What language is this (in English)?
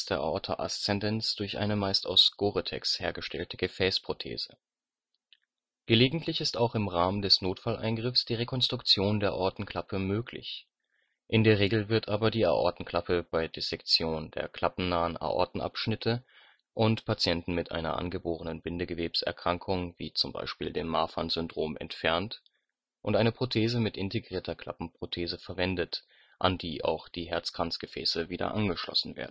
German